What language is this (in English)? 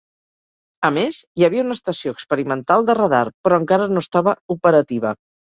Catalan